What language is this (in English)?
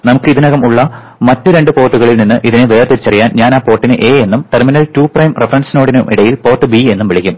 Malayalam